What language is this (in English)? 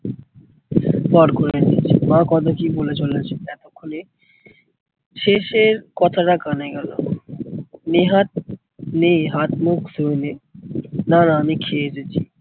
Bangla